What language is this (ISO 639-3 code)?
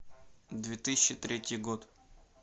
rus